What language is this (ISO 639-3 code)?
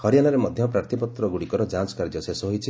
ori